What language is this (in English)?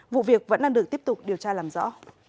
Vietnamese